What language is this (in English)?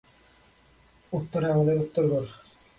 Bangla